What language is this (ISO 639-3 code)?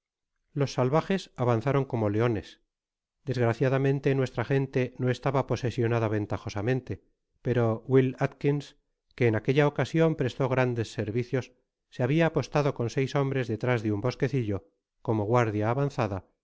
spa